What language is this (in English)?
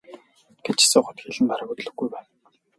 Mongolian